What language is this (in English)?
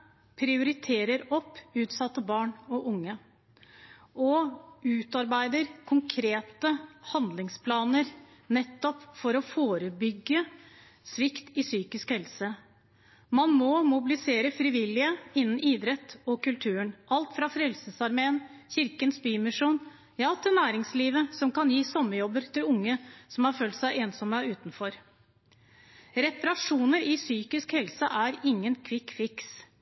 Norwegian Bokmål